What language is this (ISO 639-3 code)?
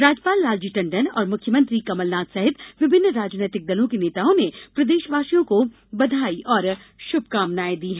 hin